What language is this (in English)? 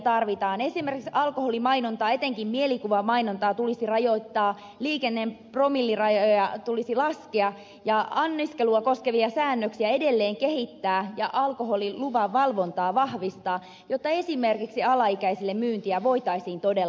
Finnish